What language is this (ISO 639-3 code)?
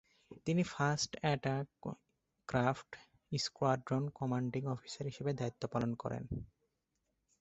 ben